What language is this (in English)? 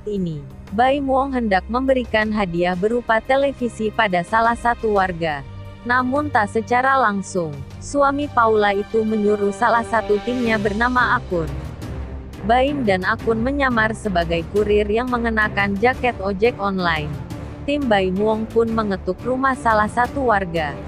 Indonesian